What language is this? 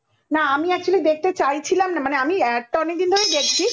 Bangla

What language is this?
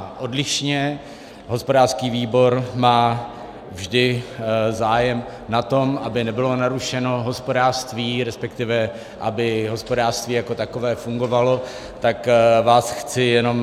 Czech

